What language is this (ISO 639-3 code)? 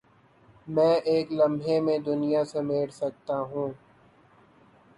urd